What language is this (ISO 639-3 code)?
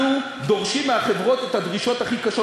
heb